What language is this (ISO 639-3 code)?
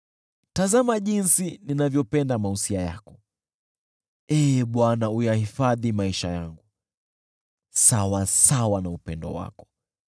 swa